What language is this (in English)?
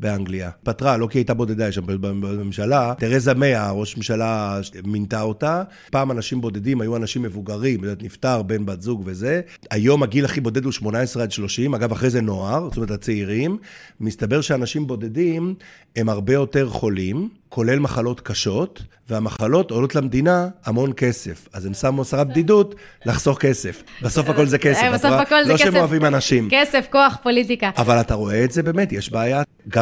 Hebrew